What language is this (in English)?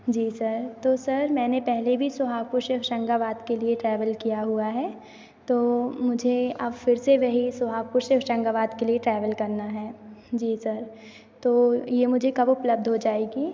Hindi